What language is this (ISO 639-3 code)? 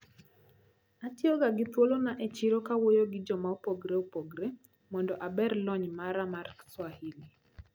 luo